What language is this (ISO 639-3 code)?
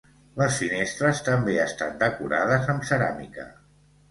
cat